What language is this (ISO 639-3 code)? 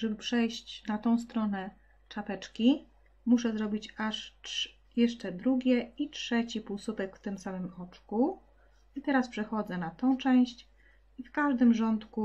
pol